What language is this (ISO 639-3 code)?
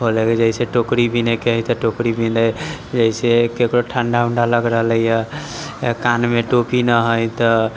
mai